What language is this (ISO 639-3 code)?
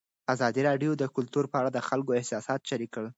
pus